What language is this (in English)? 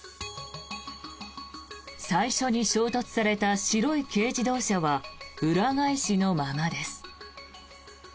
Japanese